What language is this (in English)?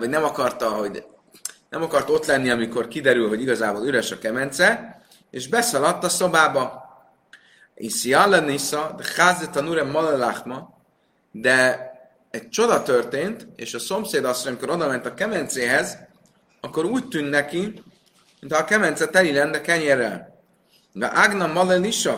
Hungarian